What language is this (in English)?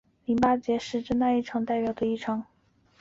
Chinese